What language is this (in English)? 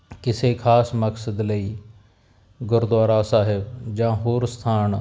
Punjabi